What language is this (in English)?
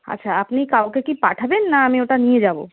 Bangla